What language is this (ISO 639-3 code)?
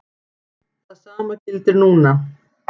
isl